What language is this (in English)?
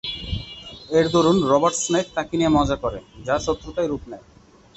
Bangla